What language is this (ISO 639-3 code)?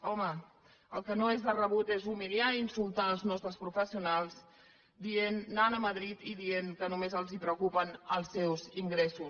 cat